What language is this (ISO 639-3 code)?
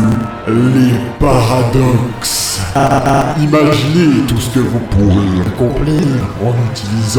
fra